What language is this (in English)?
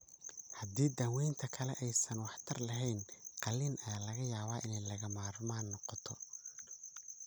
Somali